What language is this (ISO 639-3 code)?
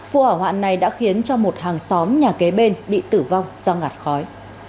vie